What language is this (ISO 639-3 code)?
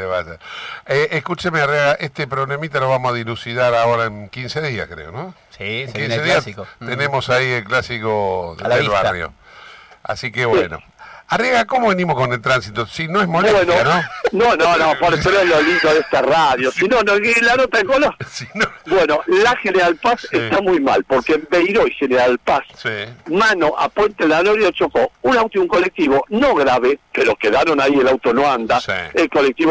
spa